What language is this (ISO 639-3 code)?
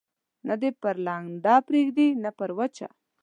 pus